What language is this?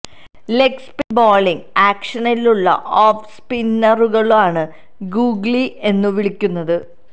Malayalam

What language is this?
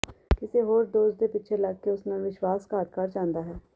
Punjabi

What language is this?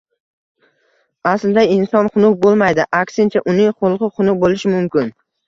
Uzbek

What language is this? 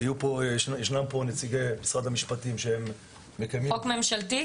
Hebrew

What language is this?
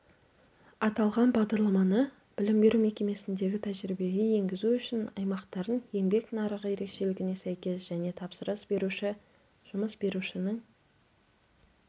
Kazakh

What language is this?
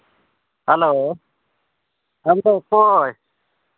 Santali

